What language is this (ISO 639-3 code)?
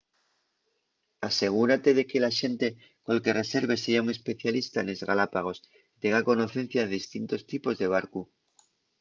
ast